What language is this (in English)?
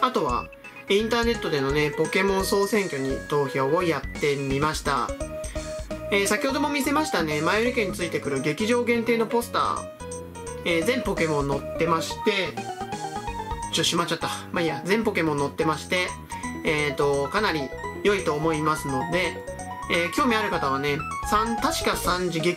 Japanese